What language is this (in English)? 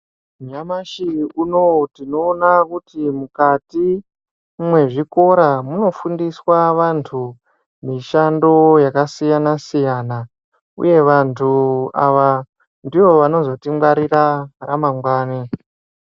Ndau